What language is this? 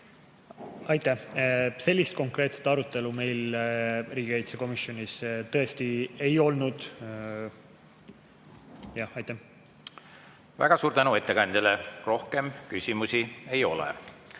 Estonian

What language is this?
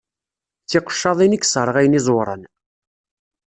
Kabyle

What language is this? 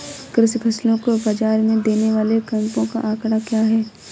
Hindi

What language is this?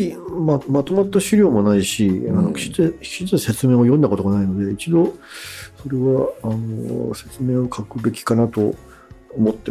Japanese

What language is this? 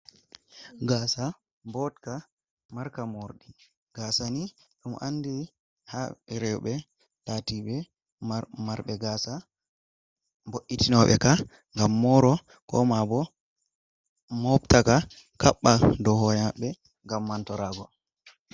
Fula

